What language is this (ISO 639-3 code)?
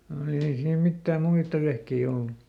fin